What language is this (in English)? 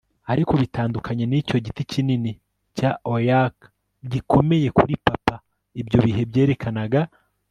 Kinyarwanda